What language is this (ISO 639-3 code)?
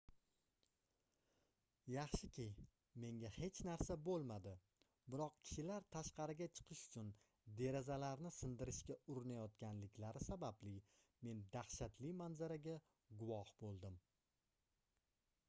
uzb